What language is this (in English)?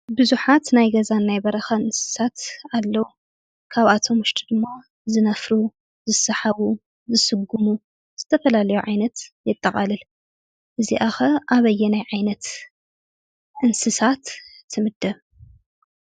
Tigrinya